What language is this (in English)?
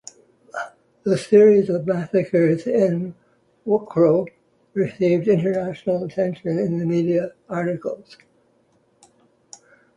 English